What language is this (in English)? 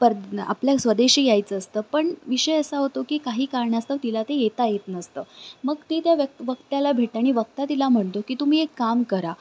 Marathi